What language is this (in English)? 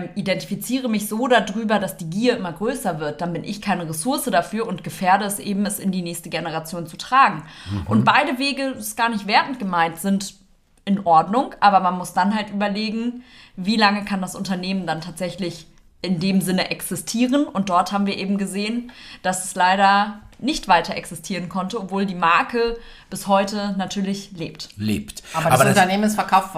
German